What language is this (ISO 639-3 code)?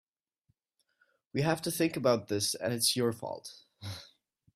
eng